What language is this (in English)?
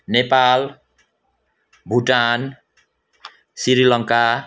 Nepali